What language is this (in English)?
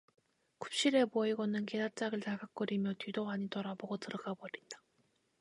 Korean